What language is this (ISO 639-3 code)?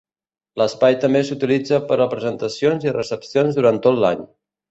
cat